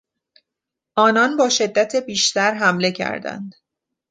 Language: Persian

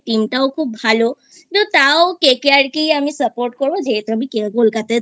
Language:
Bangla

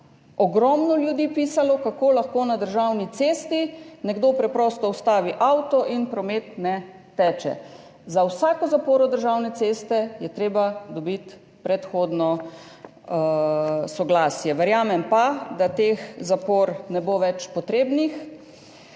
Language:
Slovenian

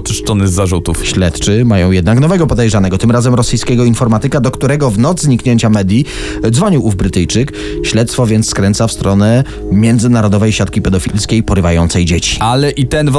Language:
Polish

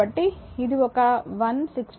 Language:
Telugu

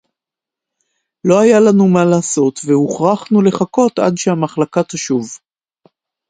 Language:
Hebrew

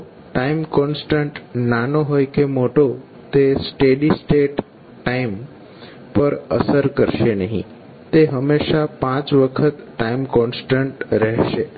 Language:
Gujarati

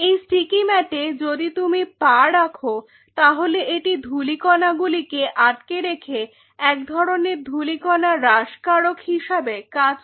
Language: Bangla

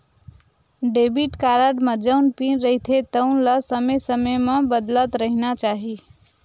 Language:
Chhattisgarhi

